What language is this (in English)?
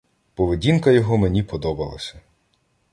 Ukrainian